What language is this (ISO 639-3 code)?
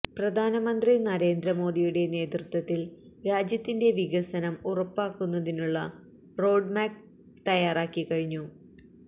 mal